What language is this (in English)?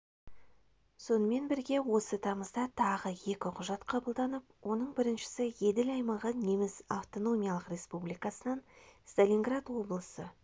Kazakh